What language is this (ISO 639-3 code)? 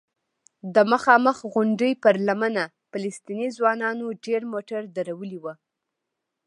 pus